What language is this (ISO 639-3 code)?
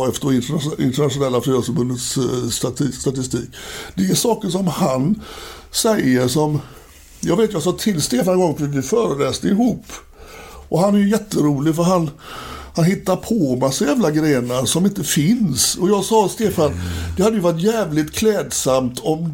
swe